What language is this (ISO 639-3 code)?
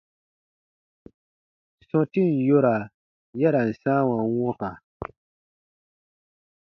bba